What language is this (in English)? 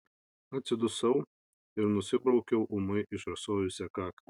Lithuanian